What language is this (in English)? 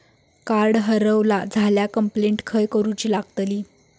Marathi